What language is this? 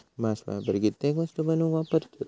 Marathi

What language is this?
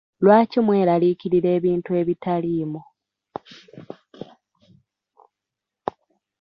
Ganda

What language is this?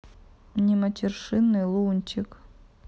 Russian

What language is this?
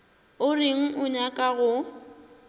Northern Sotho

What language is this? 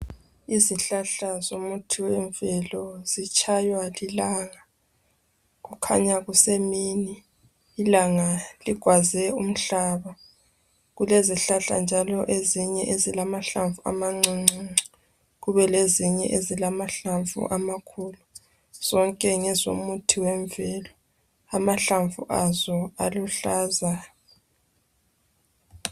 North Ndebele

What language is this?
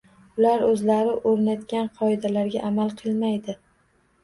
Uzbek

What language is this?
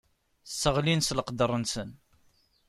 Kabyle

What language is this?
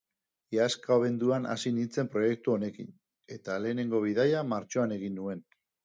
Basque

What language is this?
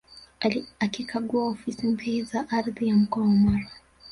Swahili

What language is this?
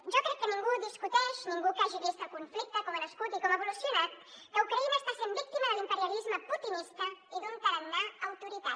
Catalan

